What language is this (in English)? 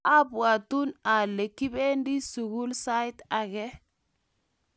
Kalenjin